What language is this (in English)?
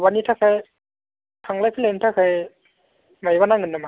Bodo